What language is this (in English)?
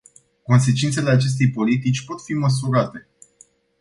Romanian